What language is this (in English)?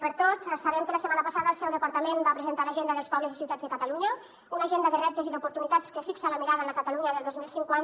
Catalan